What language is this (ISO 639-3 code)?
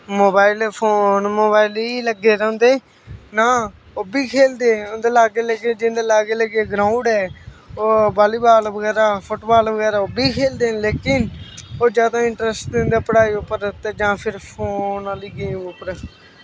doi